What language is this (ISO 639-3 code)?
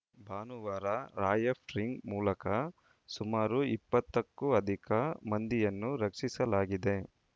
kan